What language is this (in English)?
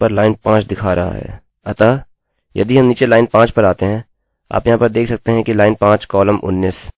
Hindi